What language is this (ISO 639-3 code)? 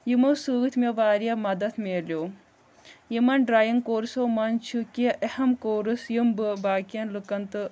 kas